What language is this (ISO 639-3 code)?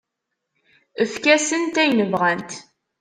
kab